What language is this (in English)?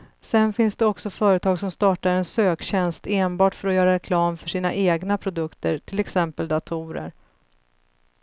Swedish